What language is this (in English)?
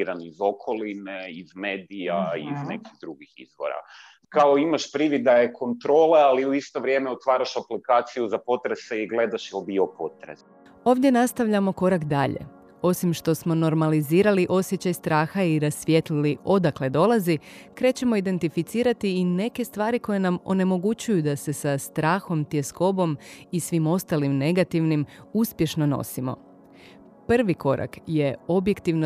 Croatian